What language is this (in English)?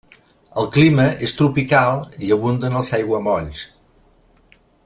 Catalan